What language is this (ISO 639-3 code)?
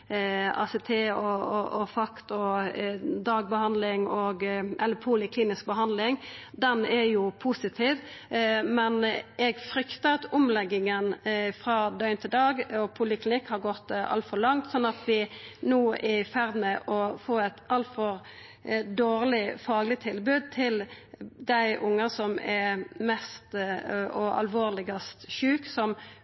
nno